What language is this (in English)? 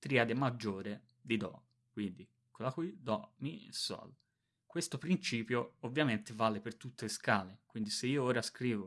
Italian